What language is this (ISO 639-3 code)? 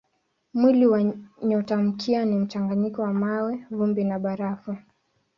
swa